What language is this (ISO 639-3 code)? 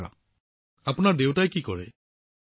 asm